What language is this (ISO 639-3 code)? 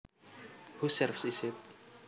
jav